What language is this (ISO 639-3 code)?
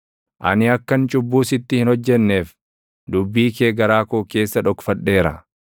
orm